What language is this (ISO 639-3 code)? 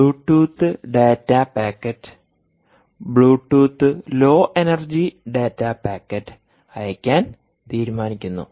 mal